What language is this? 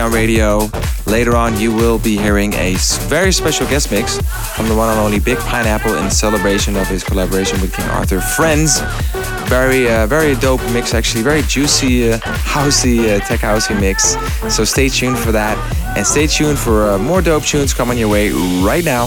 English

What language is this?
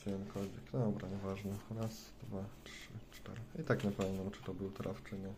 Polish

